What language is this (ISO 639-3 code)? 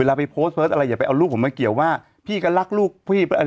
tha